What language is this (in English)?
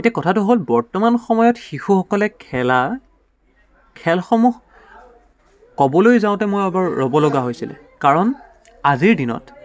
Assamese